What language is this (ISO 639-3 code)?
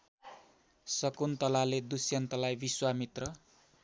nep